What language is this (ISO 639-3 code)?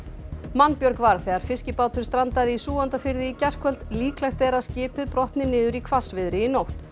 isl